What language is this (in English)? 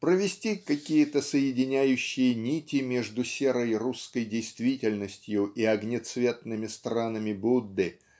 Russian